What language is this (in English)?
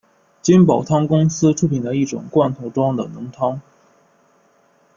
Chinese